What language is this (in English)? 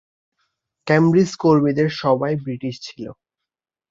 Bangla